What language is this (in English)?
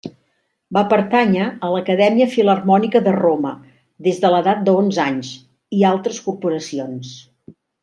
Catalan